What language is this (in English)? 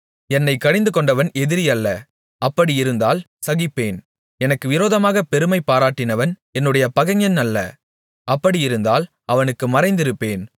Tamil